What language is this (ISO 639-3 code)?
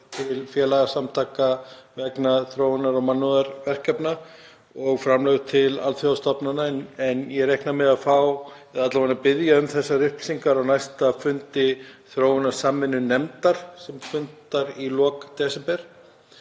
isl